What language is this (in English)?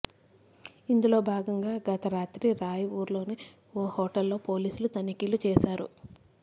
Telugu